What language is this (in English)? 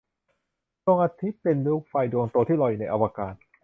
Thai